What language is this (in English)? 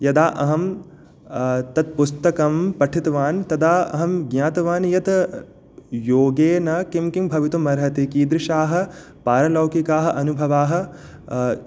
Sanskrit